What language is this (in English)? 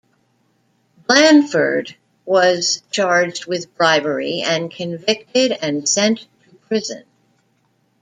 English